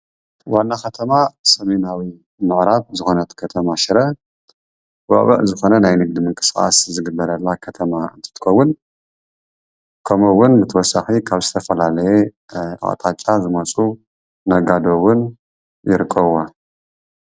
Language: Tigrinya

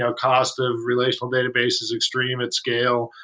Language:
English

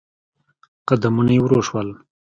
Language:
Pashto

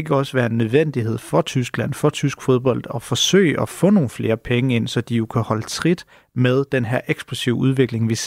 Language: Danish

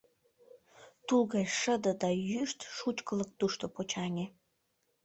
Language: Mari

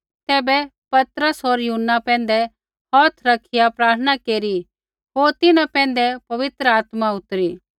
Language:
Kullu Pahari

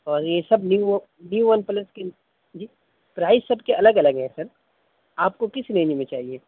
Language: Urdu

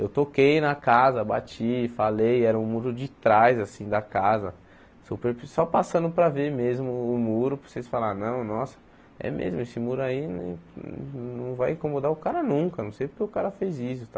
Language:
Portuguese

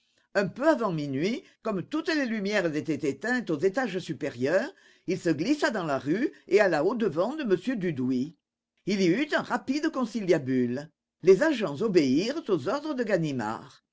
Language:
French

